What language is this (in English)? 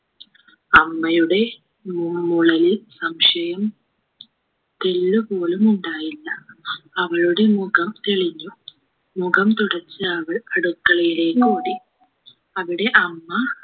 Malayalam